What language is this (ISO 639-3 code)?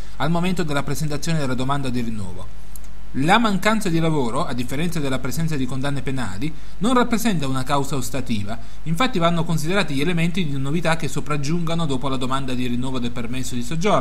ita